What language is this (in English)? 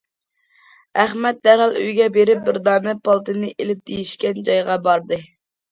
Uyghur